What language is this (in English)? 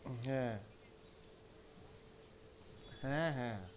Bangla